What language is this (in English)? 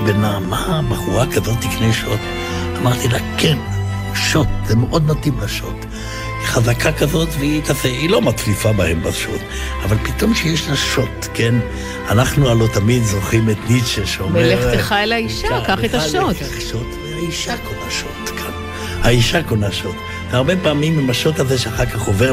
Hebrew